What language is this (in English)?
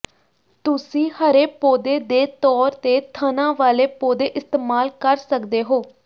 Punjabi